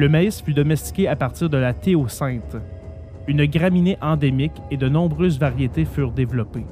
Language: French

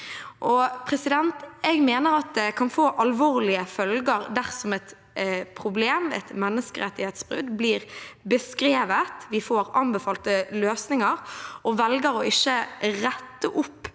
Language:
Norwegian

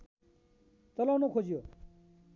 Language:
Nepali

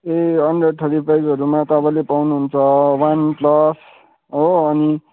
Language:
Nepali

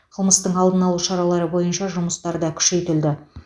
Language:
Kazakh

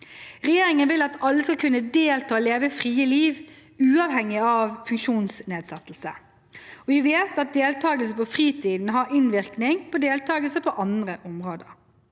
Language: Norwegian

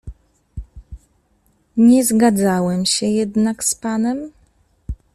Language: Polish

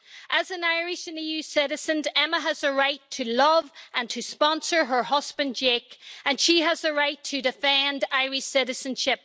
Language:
English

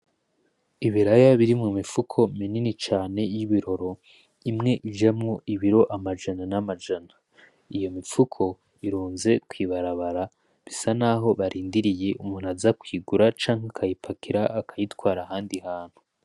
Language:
Rundi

